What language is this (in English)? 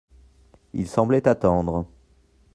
French